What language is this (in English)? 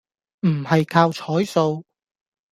Cantonese